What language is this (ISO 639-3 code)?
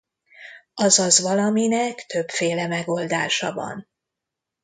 hun